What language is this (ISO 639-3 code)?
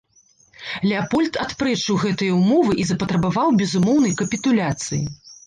bel